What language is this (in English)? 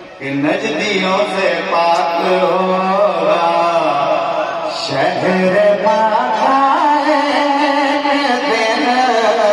Arabic